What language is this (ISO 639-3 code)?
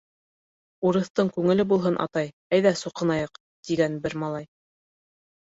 bak